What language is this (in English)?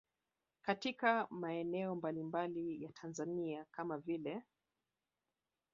Swahili